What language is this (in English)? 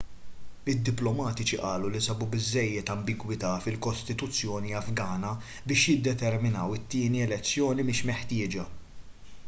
Maltese